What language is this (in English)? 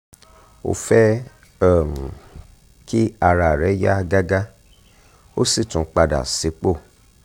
Yoruba